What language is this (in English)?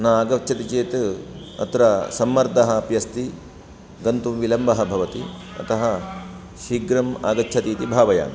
Sanskrit